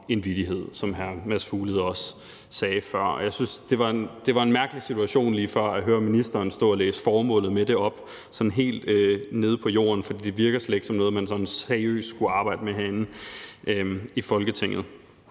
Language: Danish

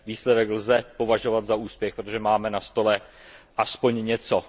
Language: Czech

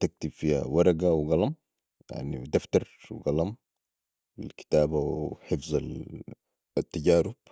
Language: Sudanese Arabic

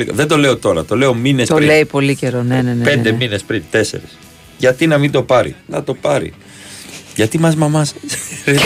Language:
Greek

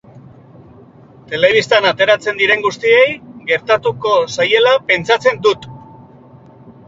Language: Basque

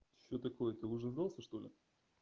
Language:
Russian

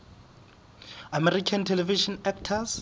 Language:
Southern Sotho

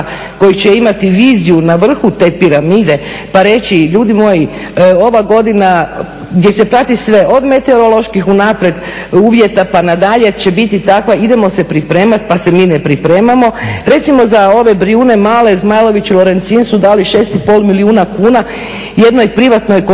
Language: Croatian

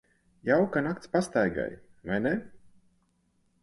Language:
Latvian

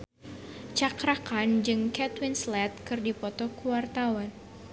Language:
Sundanese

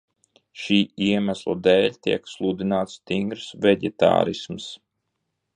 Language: Latvian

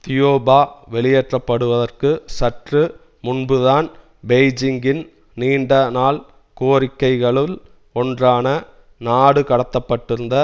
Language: Tamil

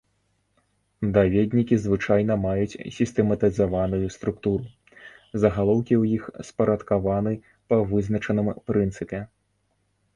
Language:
Belarusian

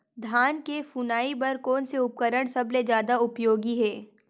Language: Chhattisgarhi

